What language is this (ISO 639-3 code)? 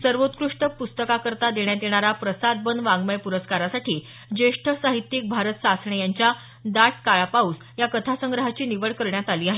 mar